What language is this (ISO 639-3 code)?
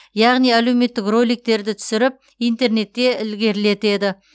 kaz